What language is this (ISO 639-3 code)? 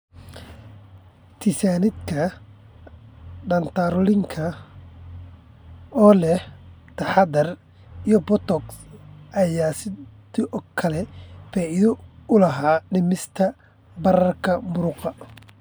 som